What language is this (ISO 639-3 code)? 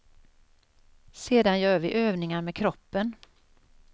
swe